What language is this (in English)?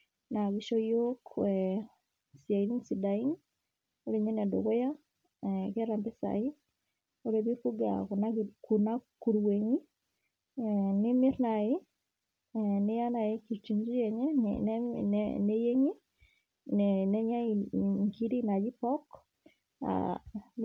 Masai